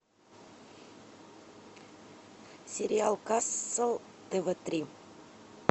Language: Russian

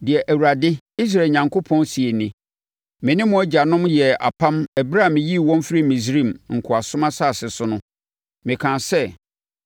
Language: Akan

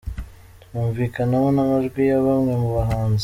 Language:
Kinyarwanda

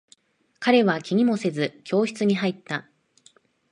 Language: Japanese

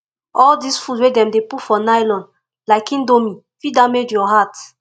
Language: Nigerian Pidgin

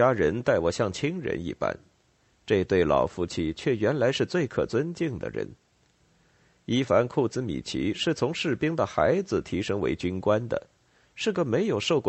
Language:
Chinese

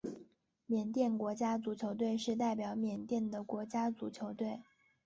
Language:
Chinese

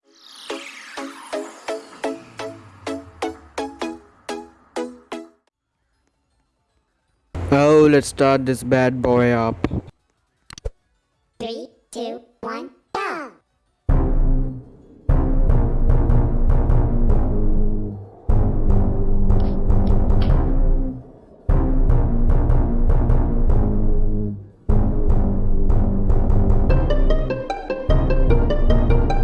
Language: English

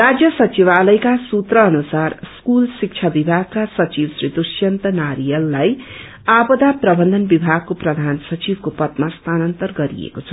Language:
Nepali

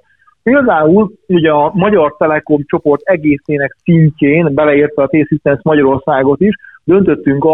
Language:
Hungarian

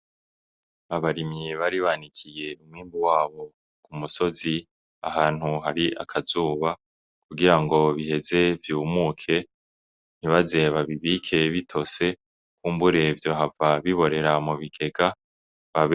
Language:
Rundi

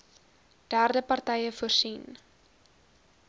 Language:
Afrikaans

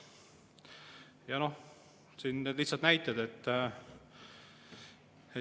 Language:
Estonian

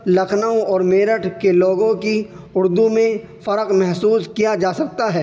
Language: Urdu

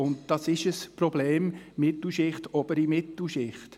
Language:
Swiss German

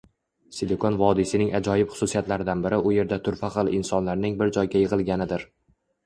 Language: Uzbek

